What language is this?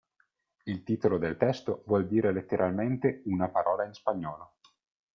Italian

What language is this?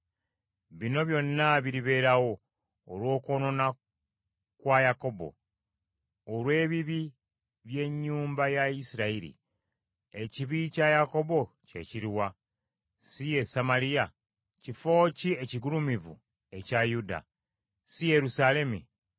Ganda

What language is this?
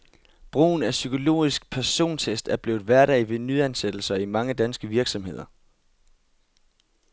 Danish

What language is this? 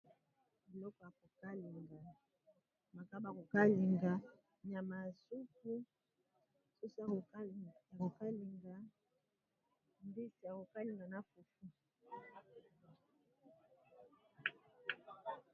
Lingala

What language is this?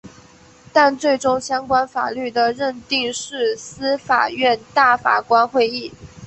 Chinese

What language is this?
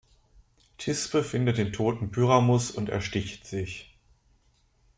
German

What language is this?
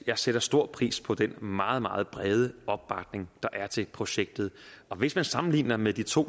Danish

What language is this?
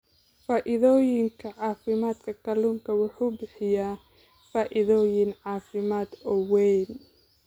Somali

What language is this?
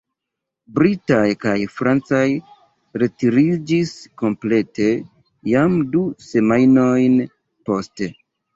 Esperanto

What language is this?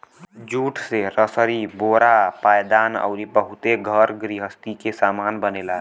Bhojpuri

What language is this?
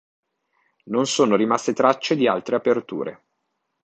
Italian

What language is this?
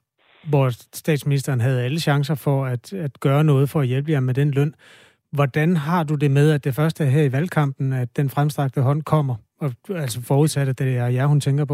Danish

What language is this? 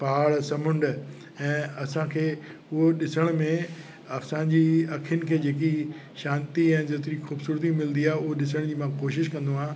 Sindhi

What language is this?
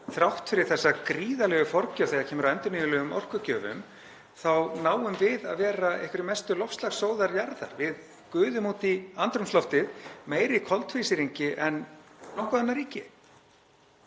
Icelandic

